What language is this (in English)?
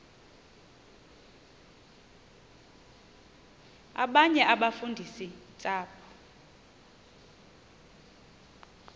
Xhosa